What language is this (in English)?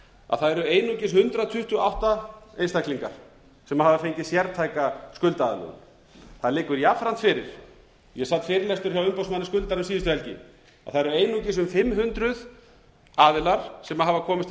Icelandic